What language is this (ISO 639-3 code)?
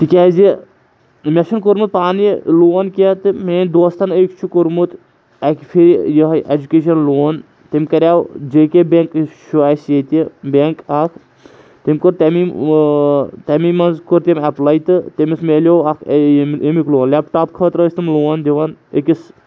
kas